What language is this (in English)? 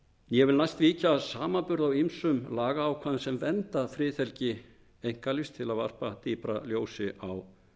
Icelandic